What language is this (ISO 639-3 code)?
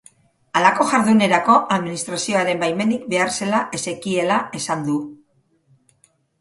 eus